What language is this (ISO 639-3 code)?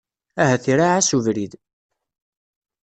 kab